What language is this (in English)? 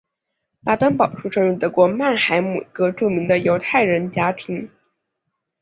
Chinese